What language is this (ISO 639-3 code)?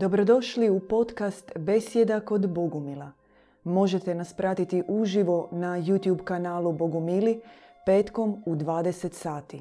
hrv